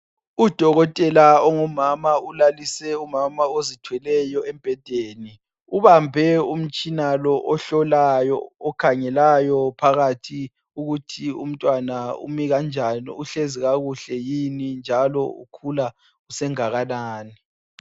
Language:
North Ndebele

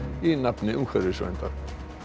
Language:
Icelandic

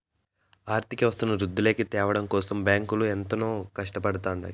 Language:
Telugu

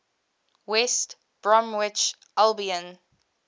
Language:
English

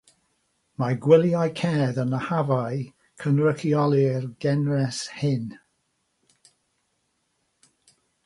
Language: Welsh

